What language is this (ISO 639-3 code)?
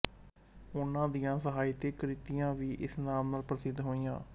pan